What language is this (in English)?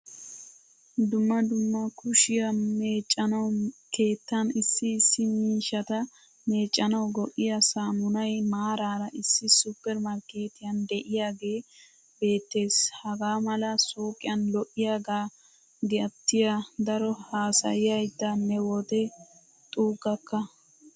Wolaytta